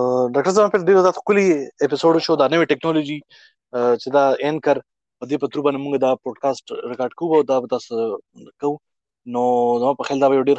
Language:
Urdu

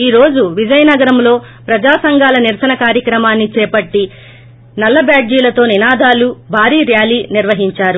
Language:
Telugu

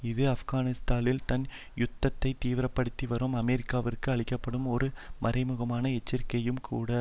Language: Tamil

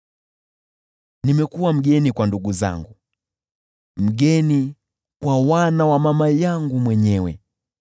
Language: Swahili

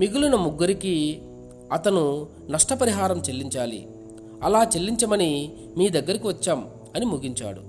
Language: Telugu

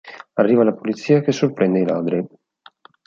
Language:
Italian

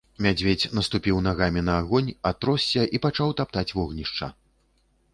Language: Belarusian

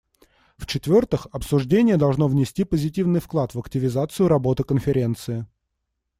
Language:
Russian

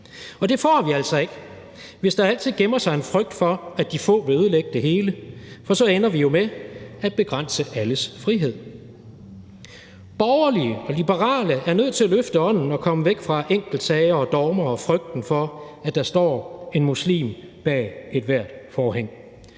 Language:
Danish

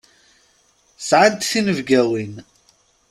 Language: Kabyle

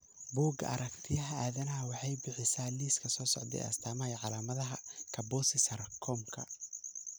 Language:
Somali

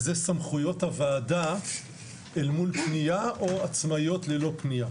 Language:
Hebrew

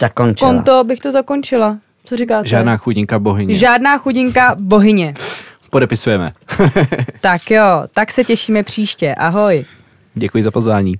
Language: Czech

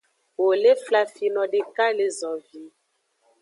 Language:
Aja (Benin)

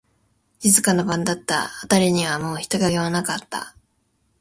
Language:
Japanese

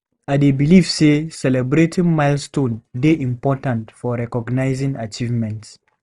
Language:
Nigerian Pidgin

